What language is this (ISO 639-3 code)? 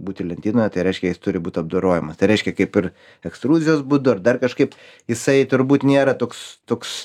lit